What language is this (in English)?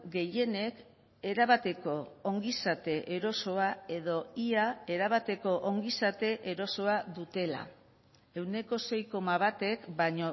Basque